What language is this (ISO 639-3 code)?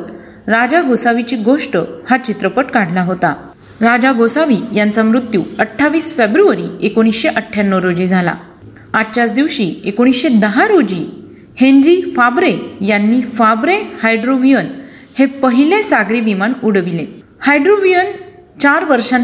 mar